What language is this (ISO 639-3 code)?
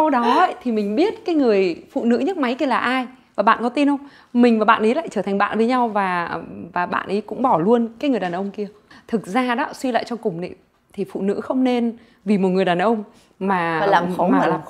vie